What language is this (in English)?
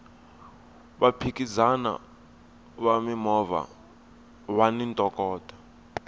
Tsonga